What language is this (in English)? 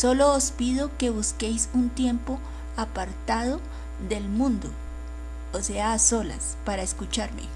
Spanish